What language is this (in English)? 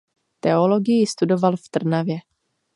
Czech